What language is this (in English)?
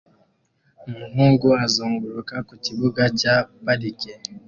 Kinyarwanda